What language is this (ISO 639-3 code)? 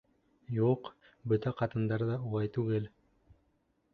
bak